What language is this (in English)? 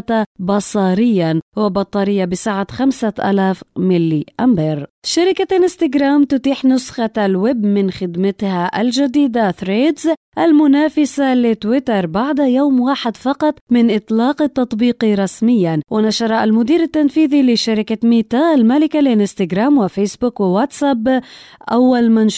Arabic